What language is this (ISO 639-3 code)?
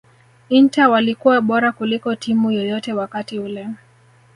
swa